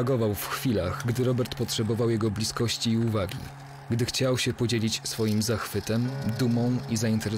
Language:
Polish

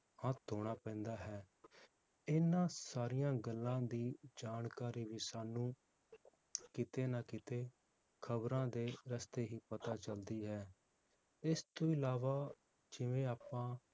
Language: Punjabi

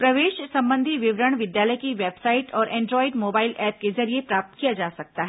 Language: Hindi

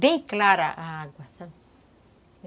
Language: Portuguese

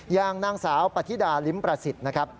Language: Thai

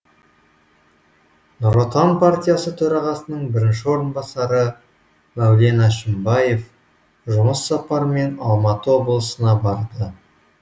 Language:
Kazakh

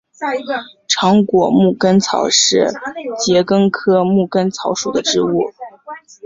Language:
Chinese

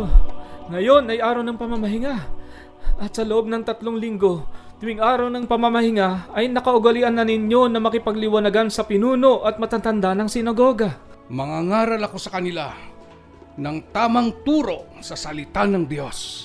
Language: Filipino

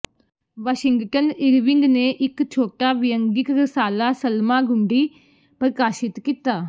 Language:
Punjabi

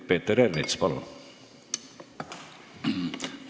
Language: Estonian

